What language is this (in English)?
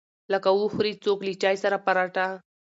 Pashto